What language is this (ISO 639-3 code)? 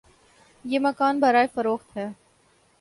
urd